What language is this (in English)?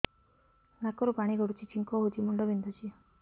Odia